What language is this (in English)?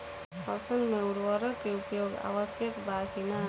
Bhojpuri